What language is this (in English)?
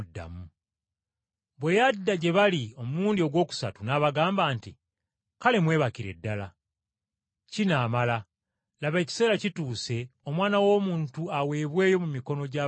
Ganda